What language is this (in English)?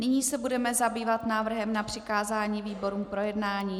Czech